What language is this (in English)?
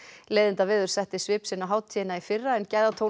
Icelandic